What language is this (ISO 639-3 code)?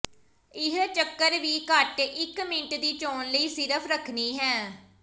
pan